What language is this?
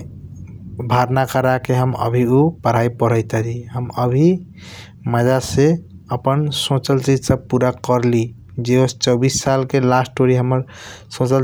Kochila Tharu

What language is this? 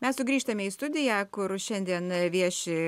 Lithuanian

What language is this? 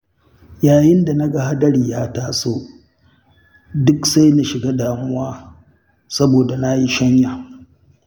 Hausa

